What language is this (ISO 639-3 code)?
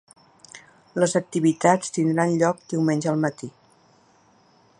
cat